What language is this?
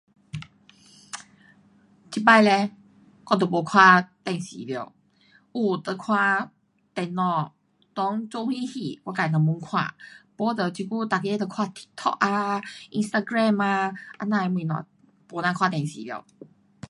Pu-Xian Chinese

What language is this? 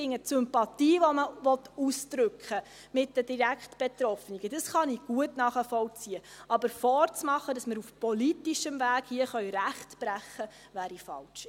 Swiss German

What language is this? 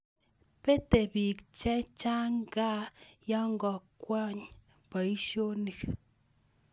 Kalenjin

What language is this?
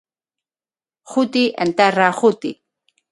Galician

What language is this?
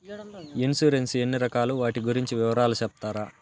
Telugu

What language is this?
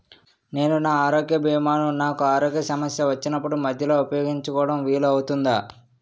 Telugu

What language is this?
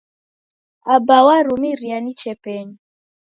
Taita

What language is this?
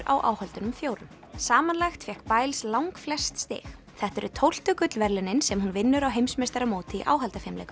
Icelandic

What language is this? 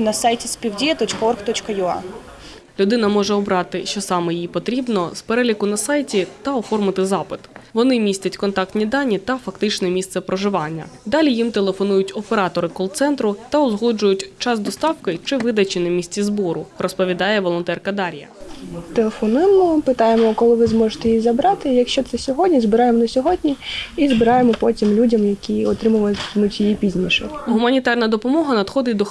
Ukrainian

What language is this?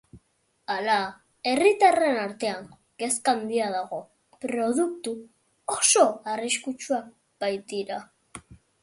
Basque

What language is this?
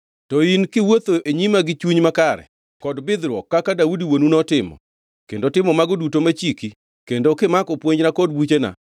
Luo (Kenya and Tanzania)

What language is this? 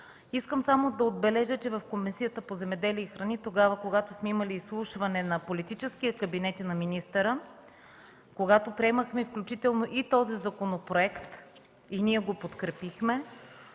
Bulgarian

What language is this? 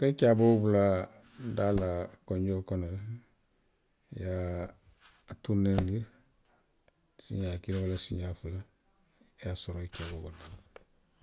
Western Maninkakan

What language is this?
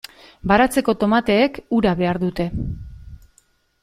Basque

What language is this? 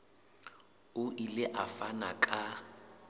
Southern Sotho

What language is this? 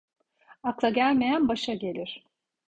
Turkish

